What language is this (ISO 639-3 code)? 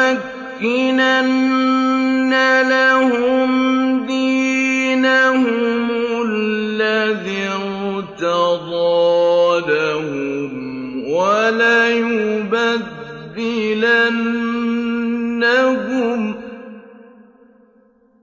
ara